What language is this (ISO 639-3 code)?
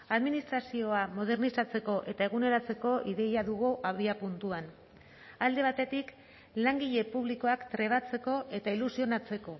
eus